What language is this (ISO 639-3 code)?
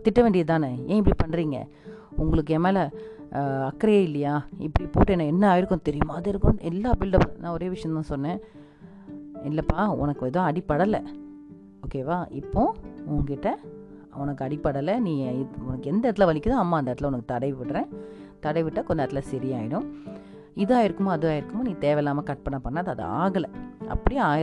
tam